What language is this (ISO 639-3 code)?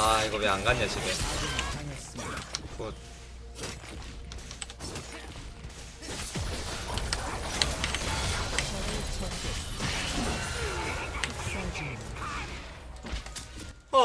kor